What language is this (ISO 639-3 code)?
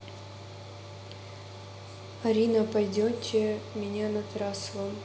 rus